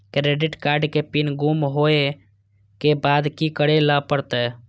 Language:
Maithili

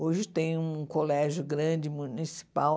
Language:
Portuguese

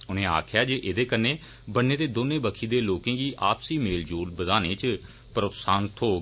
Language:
Dogri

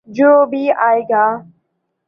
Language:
Urdu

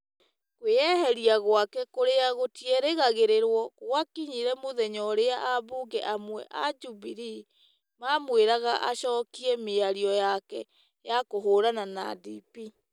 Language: Kikuyu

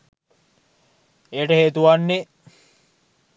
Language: Sinhala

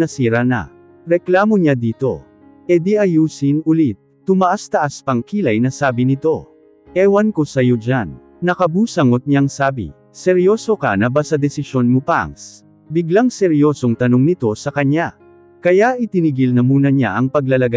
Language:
Filipino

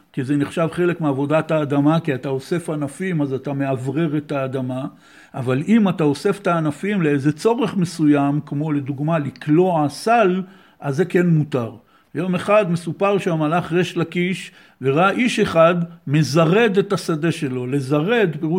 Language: Hebrew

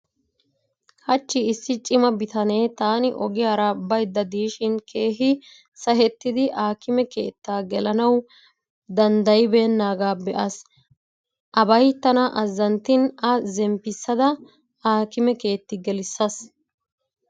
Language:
Wolaytta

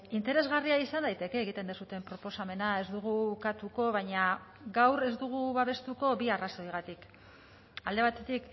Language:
Basque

